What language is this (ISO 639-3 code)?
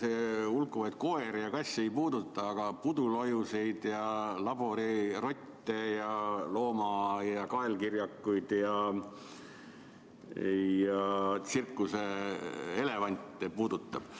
est